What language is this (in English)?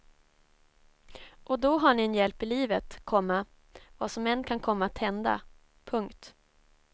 Swedish